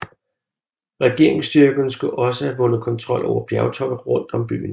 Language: Danish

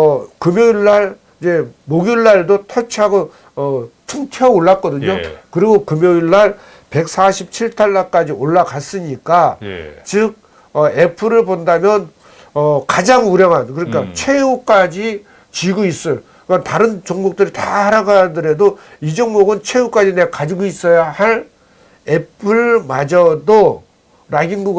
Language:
Korean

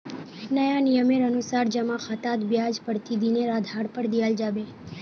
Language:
Magahi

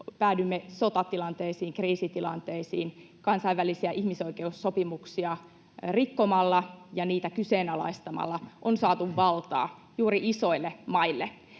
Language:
Finnish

